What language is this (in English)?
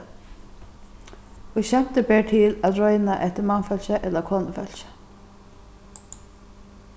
Faroese